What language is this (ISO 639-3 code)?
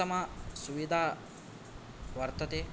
san